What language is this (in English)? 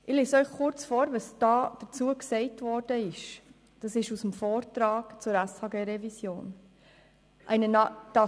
Swiss German